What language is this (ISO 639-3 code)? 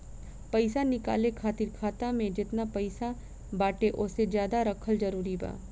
bho